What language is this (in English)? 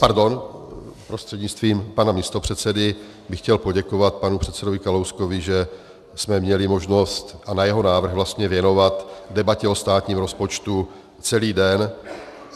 Czech